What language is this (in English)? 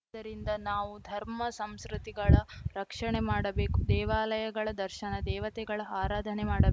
Kannada